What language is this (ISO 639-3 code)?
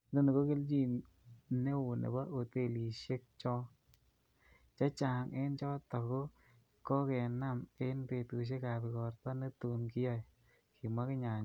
kln